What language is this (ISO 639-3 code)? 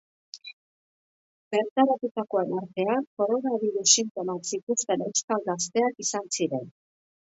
eus